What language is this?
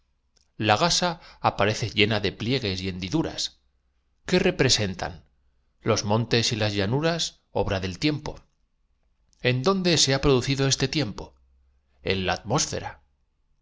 Spanish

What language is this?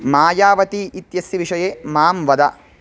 Sanskrit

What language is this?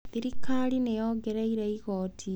Kikuyu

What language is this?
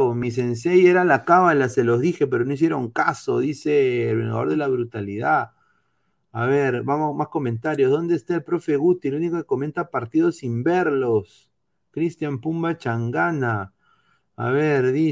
Spanish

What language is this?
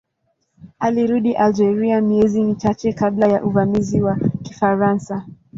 Swahili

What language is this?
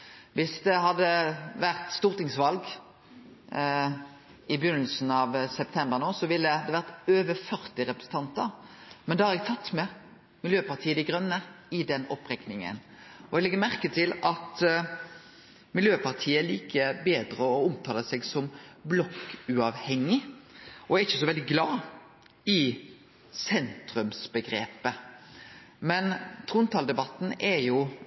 Norwegian Nynorsk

